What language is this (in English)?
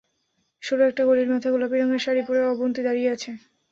Bangla